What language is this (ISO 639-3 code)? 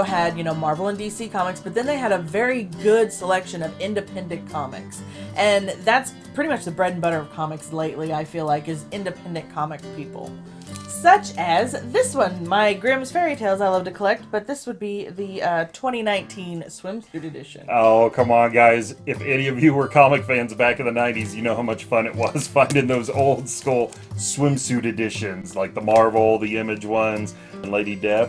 eng